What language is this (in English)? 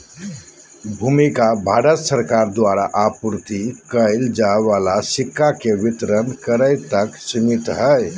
Magahi